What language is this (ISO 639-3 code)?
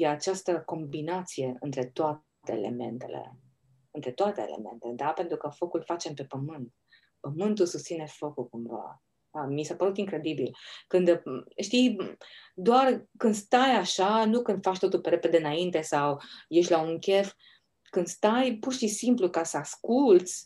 ron